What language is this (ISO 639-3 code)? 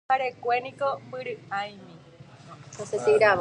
grn